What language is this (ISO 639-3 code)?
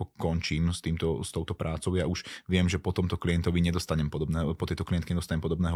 slk